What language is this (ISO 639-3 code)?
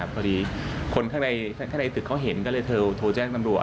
tha